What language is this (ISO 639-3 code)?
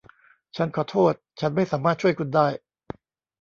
tha